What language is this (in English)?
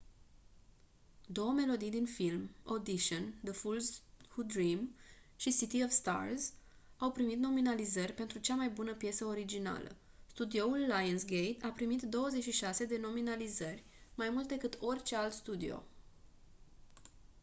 Romanian